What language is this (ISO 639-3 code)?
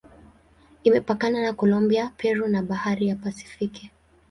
swa